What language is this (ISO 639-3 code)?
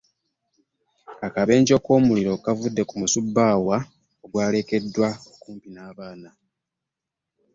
lug